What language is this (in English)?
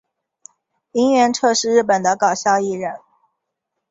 Chinese